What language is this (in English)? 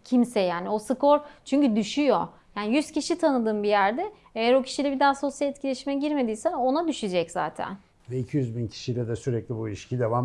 Turkish